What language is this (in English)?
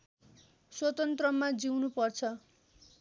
Nepali